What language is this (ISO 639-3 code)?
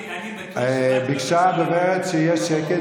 heb